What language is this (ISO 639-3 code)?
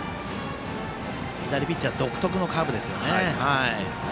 jpn